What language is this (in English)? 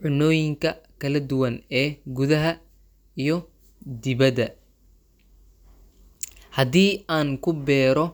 Somali